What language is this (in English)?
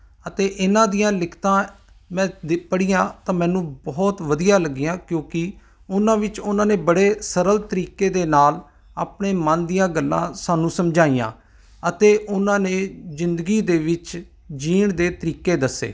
Punjabi